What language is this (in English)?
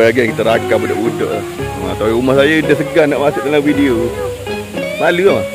Malay